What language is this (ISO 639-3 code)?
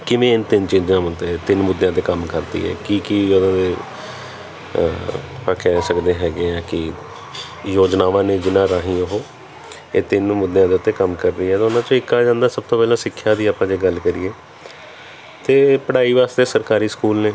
pan